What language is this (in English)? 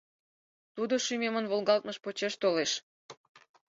Mari